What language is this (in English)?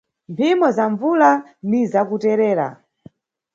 Nyungwe